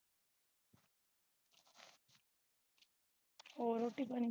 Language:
Punjabi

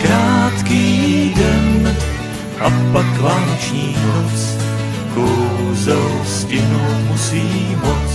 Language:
Czech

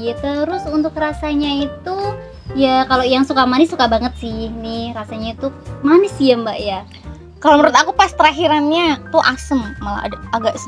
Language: Indonesian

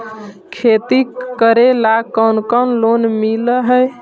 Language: Magahi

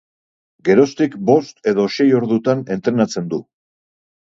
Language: Basque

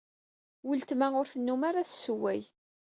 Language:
Kabyle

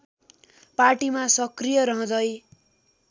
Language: Nepali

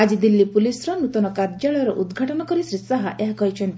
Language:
Odia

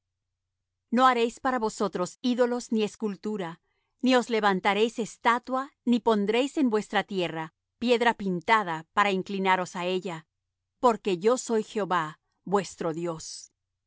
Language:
Spanish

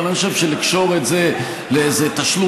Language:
Hebrew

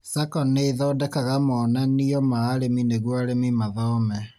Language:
Kikuyu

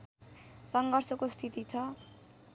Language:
Nepali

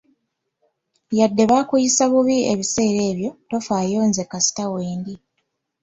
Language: Ganda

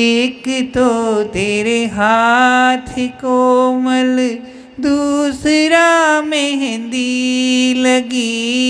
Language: Hindi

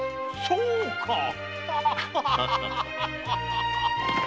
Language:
Japanese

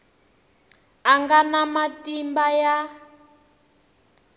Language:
Tsonga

